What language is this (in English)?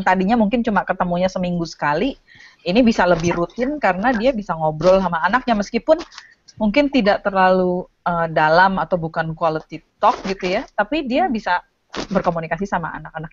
Indonesian